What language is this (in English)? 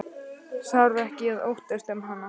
Icelandic